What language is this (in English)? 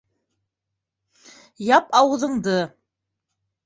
Bashkir